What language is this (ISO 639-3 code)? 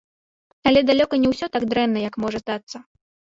bel